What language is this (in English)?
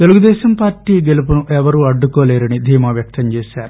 Telugu